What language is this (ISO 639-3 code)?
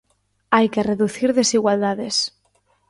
glg